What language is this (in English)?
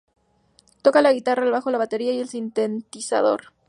Spanish